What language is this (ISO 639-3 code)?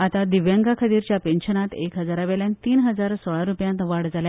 kok